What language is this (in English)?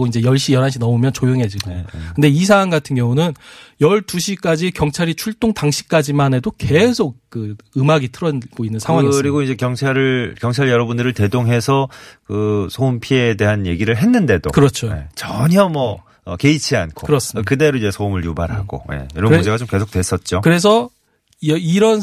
Korean